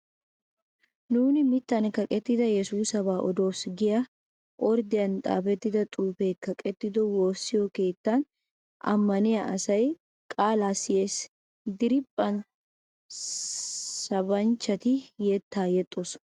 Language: Wolaytta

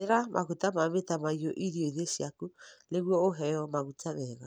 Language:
Kikuyu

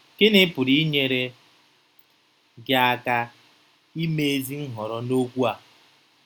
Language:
Igbo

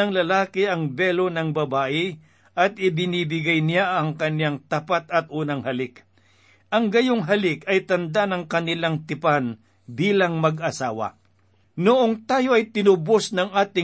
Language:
Filipino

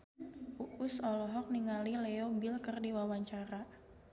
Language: Sundanese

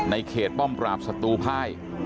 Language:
Thai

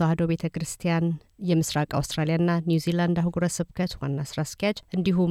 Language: Amharic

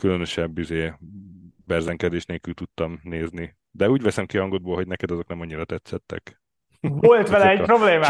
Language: Hungarian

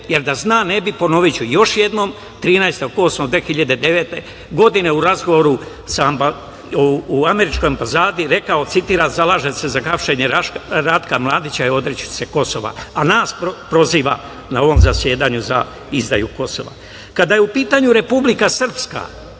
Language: Serbian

